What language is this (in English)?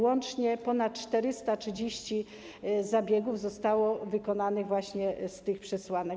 Polish